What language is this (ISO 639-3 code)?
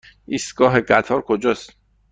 fas